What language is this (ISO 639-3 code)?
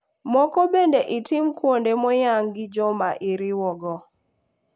luo